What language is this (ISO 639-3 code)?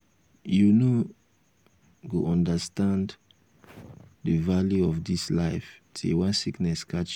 pcm